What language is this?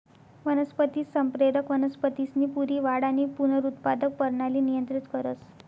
Marathi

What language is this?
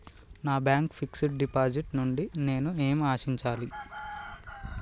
Telugu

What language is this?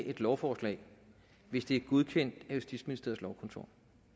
Danish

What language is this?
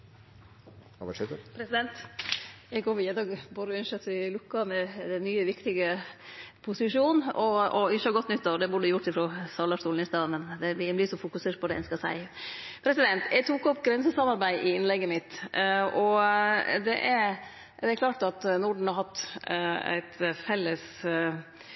Norwegian Nynorsk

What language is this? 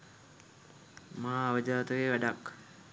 Sinhala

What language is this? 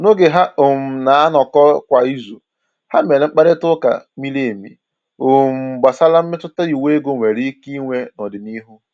Igbo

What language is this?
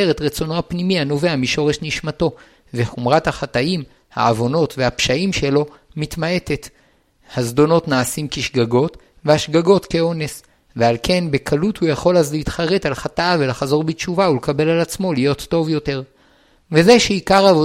Hebrew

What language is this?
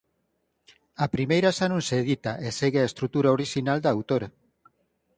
Galician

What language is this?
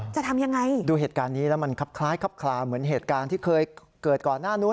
Thai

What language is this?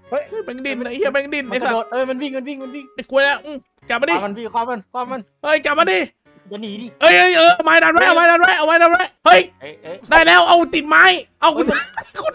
Thai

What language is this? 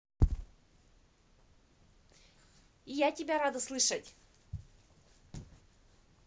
Russian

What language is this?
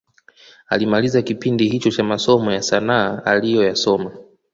Swahili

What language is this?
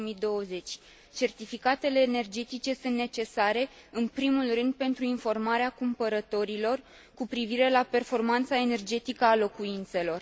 Romanian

